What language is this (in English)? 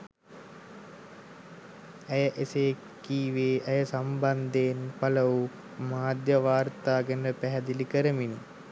Sinhala